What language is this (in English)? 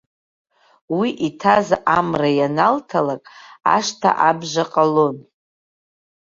Abkhazian